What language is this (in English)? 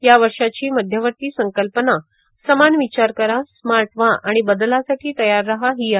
Marathi